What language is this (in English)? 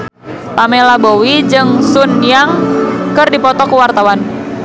Sundanese